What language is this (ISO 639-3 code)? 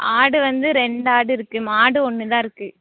tam